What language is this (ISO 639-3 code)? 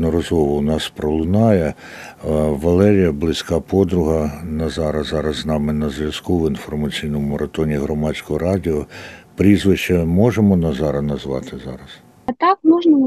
ukr